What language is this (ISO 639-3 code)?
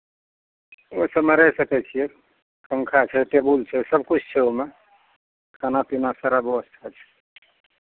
mai